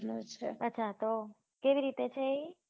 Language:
Gujarati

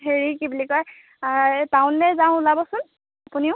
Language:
Assamese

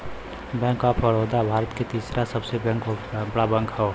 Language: Bhojpuri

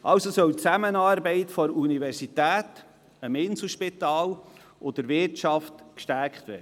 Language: Swiss German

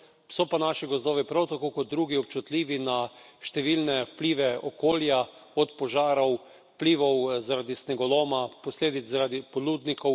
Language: Slovenian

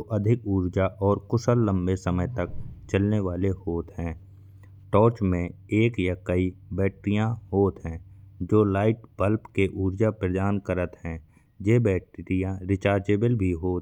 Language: Bundeli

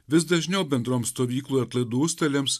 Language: Lithuanian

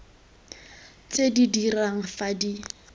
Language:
Tswana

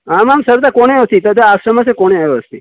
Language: Sanskrit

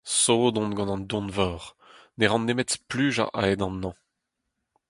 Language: Breton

